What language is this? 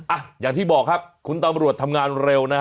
Thai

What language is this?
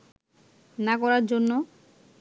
Bangla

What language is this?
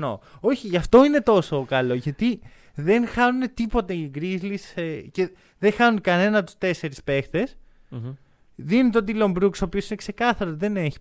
Greek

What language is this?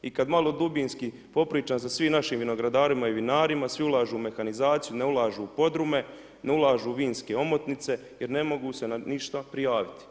Croatian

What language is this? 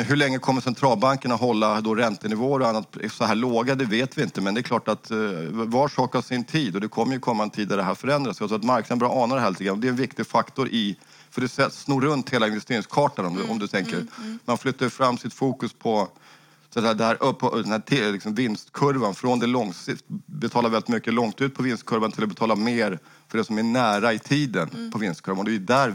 Swedish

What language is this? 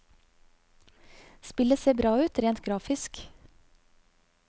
Norwegian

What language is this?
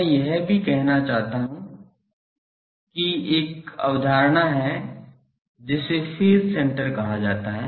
Hindi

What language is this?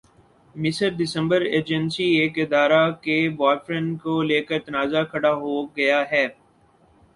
Urdu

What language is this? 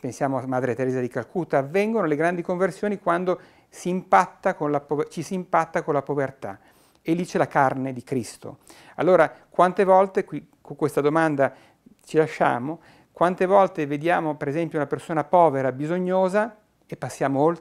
Italian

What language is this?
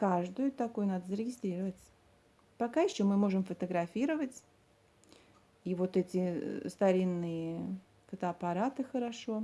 Russian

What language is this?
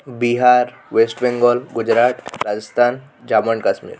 Odia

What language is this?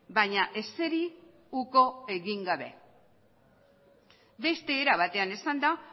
Basque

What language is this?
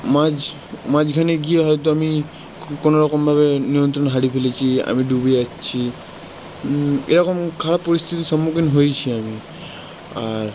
Bangla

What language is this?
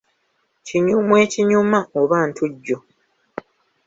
Ganda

